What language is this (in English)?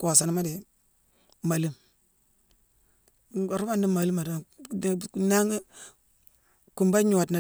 Mansoanka